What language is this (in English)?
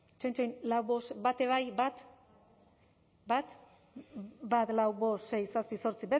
Basque